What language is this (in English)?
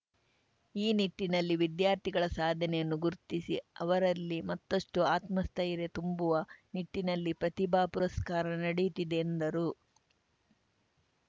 Kannada